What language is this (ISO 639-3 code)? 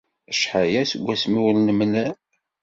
kab